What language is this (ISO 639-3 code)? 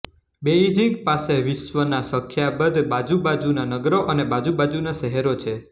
guj